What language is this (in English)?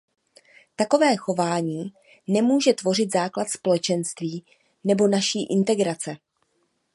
Czech